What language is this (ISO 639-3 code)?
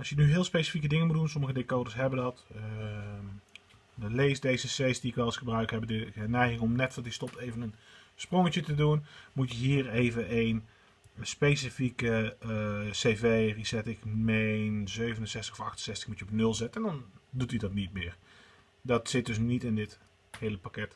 nld